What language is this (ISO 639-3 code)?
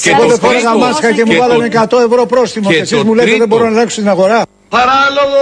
ell